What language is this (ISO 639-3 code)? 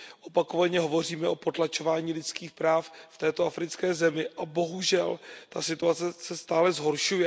ces